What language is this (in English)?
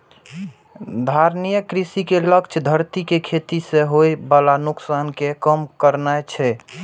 Maithili